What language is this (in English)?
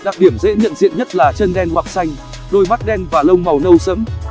Vietnamese